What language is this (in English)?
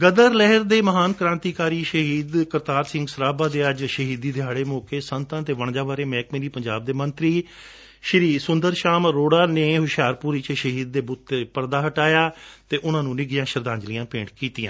Punjabi